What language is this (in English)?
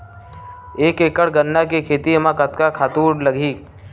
Chhattisgarhi